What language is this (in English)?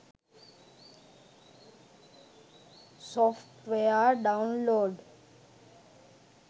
Sinhala